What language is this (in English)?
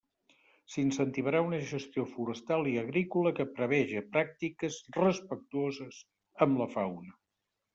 Catalan